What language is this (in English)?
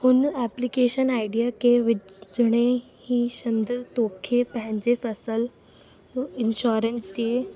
Sindhi